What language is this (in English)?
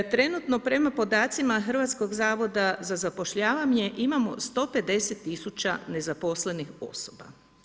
Croatian